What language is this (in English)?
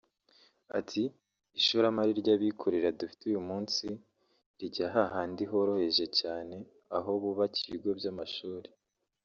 Kinyarwanda